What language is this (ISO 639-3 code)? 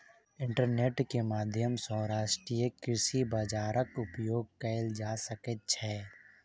mai